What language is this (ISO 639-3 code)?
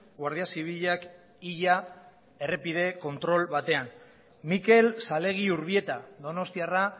eus